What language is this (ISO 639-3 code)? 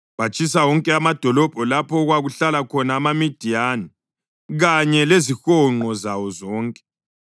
nde